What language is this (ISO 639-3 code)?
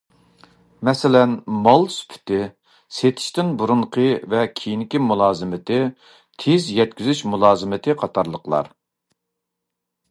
uig